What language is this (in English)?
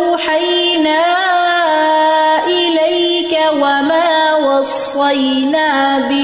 Urdu